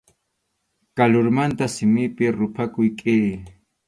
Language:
Arequipa-La Unión Quechua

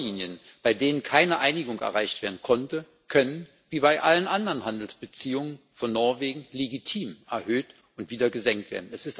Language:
German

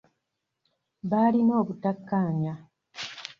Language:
Ganda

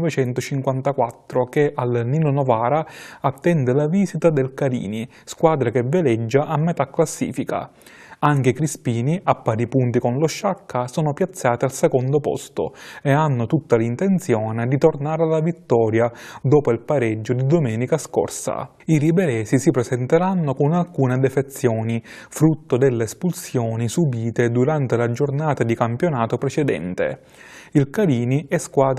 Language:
Italian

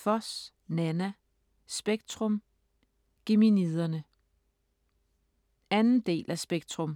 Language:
Danish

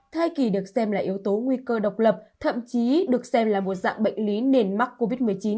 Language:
Vietnamese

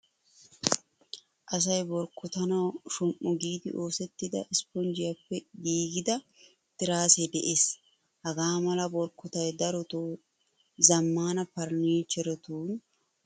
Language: Wolaytta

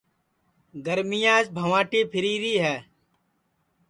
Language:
Sansi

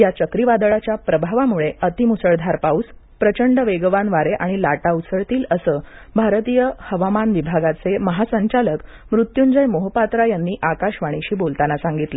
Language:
Marathi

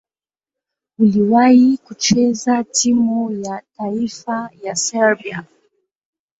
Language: Swahili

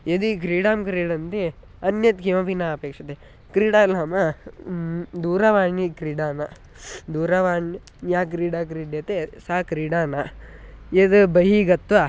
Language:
Sanskrit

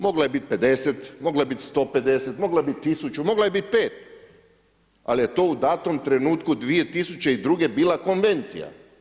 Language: Croatian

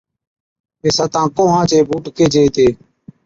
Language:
Od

